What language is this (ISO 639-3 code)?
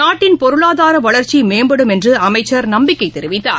tam